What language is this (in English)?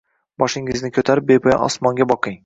Uzbek